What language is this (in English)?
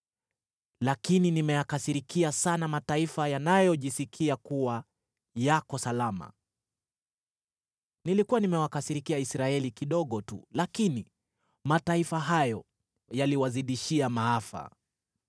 Swahili